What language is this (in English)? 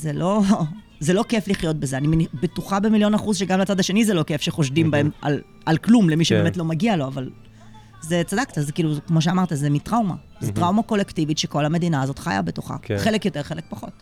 Hebrew